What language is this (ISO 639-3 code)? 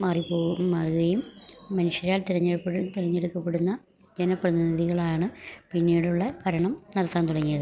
mal